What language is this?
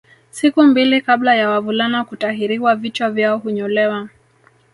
Swahili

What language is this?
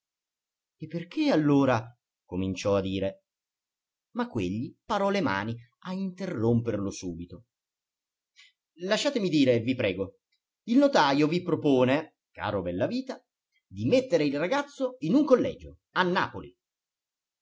Italian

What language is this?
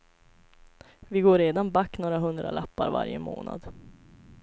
Swedish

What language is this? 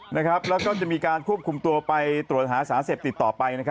Thai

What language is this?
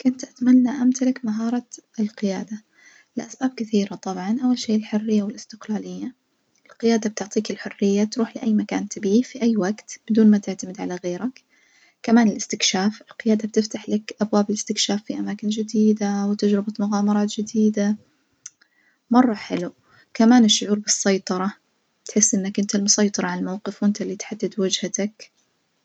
Najdi Arabic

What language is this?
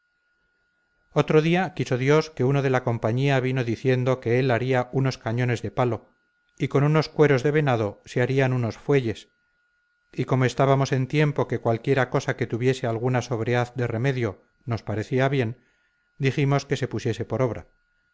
Spanish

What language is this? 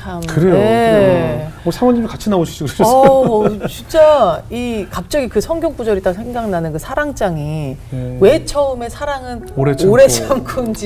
Korean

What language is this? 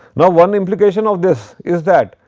English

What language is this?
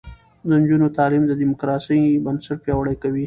Pashto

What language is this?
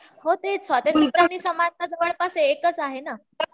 Marathi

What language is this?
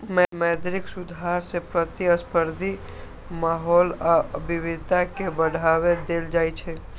Maithili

